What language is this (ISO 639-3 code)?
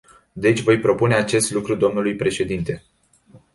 ron